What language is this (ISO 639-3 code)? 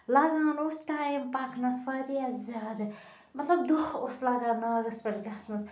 kas